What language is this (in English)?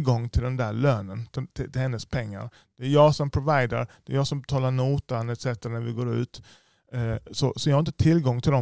Swedish